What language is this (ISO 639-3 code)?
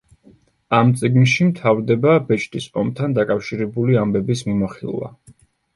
kat